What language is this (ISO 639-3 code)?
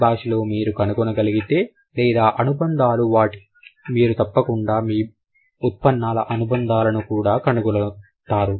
tel